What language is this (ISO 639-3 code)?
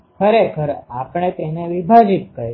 guj